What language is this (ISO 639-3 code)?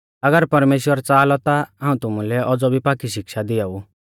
bfz